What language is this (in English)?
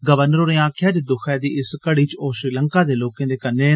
Dogri